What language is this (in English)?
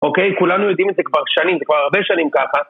Hebrew